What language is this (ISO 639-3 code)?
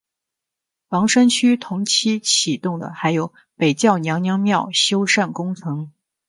zho